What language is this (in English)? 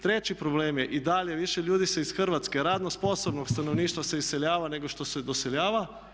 Croatian